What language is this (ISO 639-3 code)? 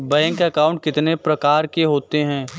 hin